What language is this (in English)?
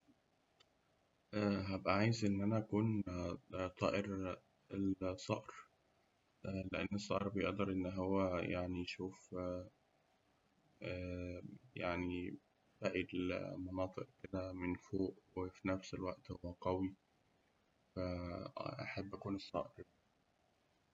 Egyptian Arabic